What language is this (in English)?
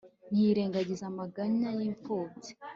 Kinyarwanda